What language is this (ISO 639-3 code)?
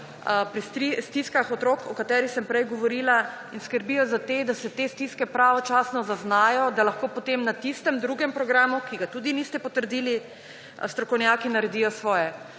slv